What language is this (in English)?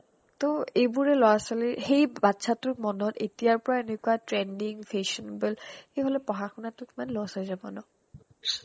Assamese